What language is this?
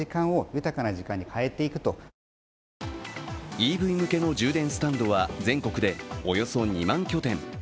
Japanese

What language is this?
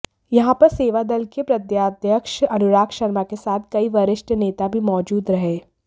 Hindi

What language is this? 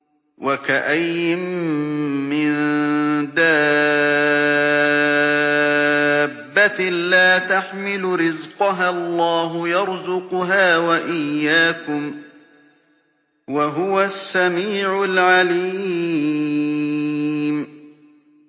Arabic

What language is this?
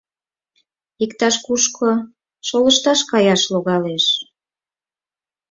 Mari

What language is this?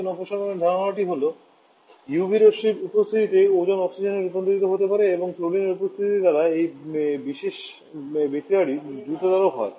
Bangla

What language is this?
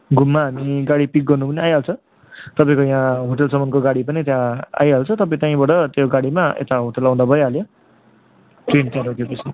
Nepali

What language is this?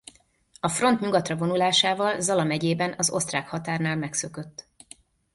Hungarian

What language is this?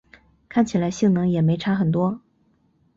Chinese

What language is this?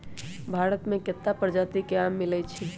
Magahi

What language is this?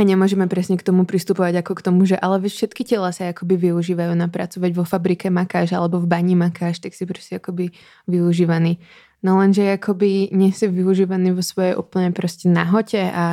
Czech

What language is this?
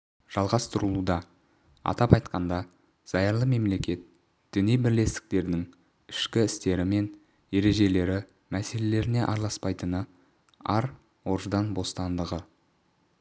Kazakh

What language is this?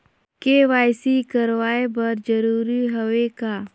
Chhattisgarhi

